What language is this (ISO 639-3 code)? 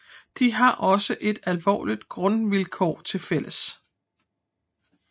dan